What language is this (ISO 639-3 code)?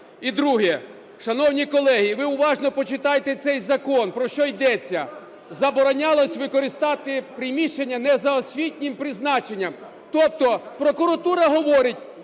ukr